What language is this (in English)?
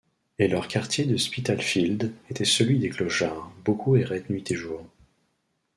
French